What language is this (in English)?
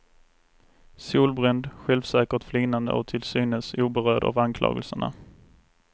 Swedish